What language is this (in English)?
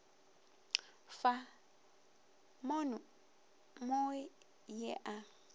Northern Sotho